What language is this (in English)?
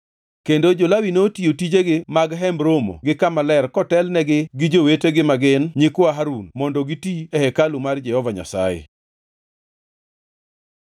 Luo (Kenya and Tanzania)